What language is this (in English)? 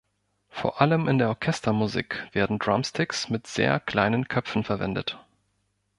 German